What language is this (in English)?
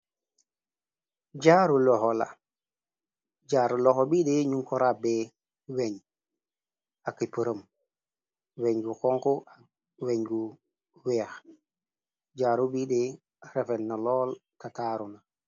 Wolof